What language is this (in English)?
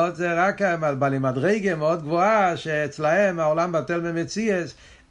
Hebrew